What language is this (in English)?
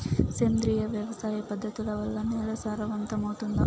Telugu